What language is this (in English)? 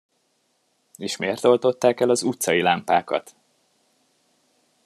Hungarian